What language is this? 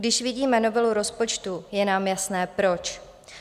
Czech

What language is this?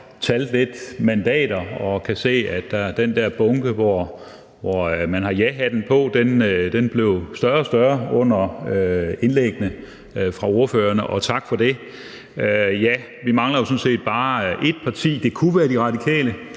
Danish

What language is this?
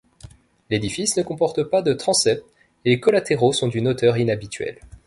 French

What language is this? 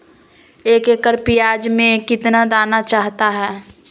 Magahi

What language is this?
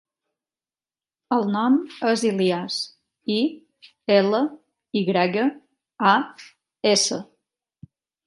Catalan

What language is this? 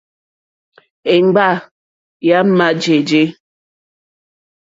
Mokpwe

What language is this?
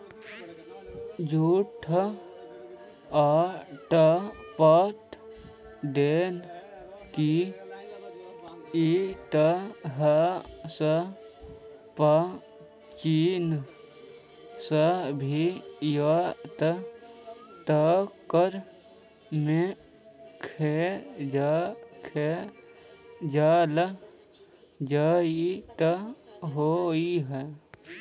Magahi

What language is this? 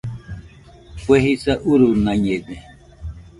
Nüpode Huitoto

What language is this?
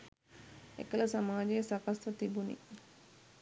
Sinhala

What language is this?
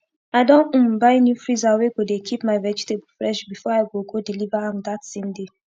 Nigerian Pidgin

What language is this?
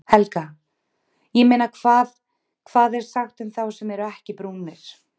Icelandic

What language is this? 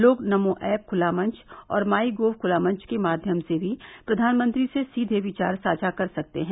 Hindi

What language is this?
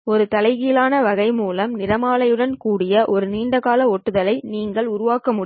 Tamil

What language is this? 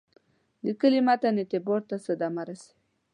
Pashto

